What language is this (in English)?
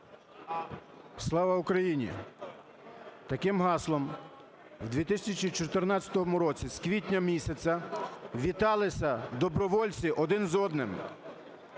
Ukrainian